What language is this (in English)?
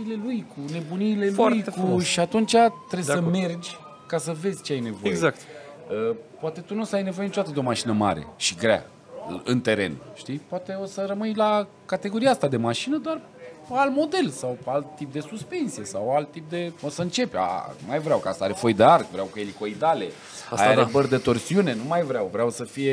Romanian